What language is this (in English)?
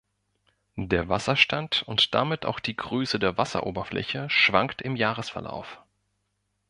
German